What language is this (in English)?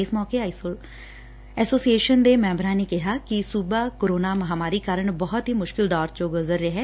Punjabi